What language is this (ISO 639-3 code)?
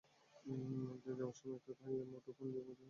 ben